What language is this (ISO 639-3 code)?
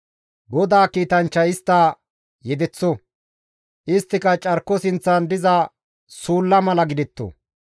gmv